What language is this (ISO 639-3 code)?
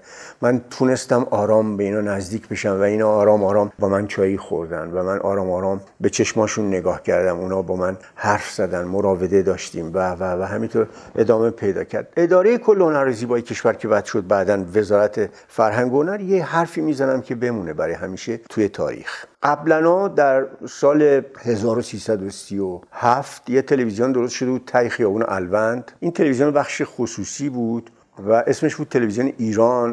fas